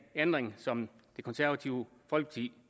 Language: Danish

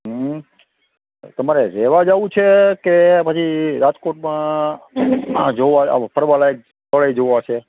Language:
Gujarati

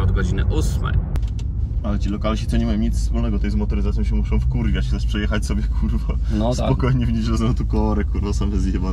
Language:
Polish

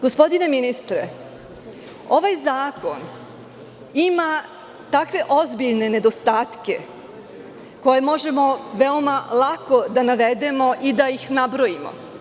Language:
Serbian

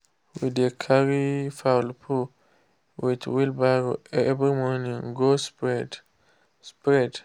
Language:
Nigerian Pidgin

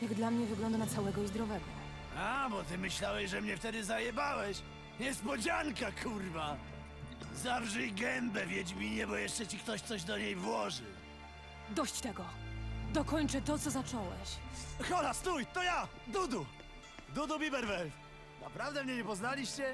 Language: Polish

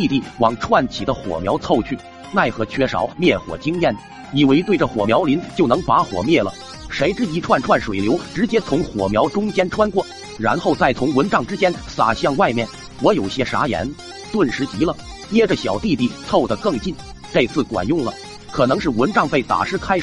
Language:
Chinese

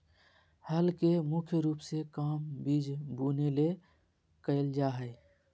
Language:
Magahi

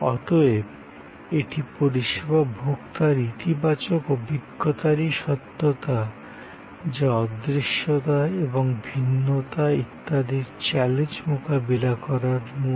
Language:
Bangla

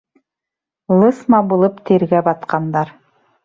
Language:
Bashkir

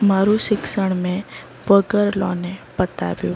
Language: Gujarati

